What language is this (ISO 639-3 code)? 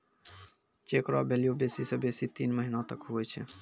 mai